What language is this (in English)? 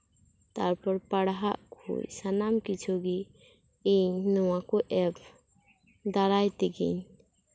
Santali